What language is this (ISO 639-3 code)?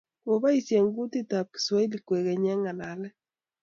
kln